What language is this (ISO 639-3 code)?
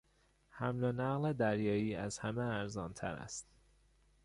fas